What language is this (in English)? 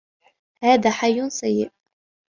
Arabic